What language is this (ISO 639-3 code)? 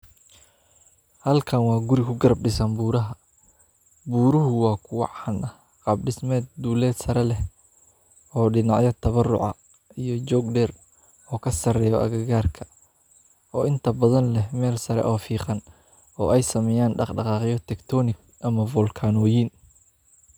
som